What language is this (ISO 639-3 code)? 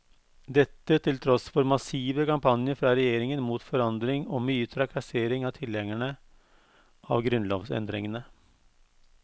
nor